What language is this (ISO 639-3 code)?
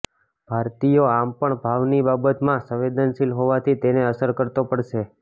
guj